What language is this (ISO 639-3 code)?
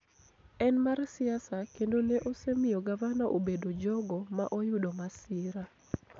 luo